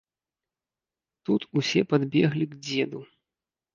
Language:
Belarusian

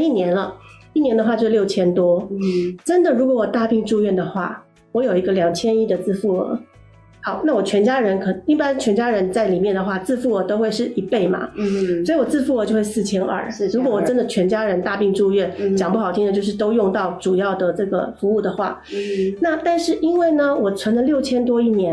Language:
Chinese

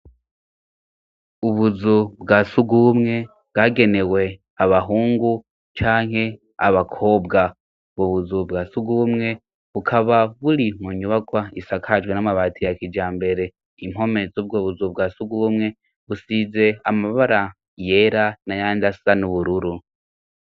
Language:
Rundi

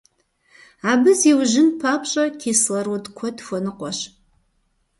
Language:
Kabardian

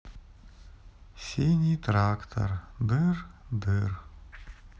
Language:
Russian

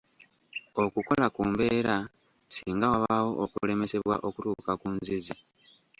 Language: Ganda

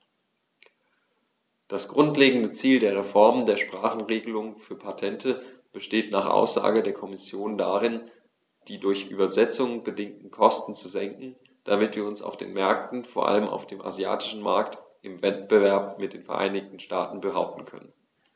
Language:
German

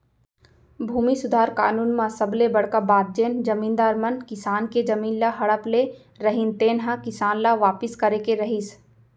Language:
Chhattisgarhi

